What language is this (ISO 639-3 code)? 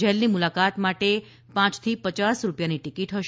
guj